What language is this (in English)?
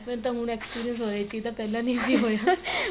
Punjabi